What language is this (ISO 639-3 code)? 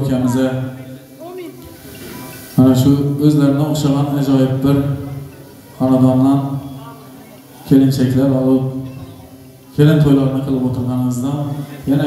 ara